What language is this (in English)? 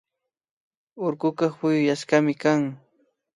Imbabura Highland Quichua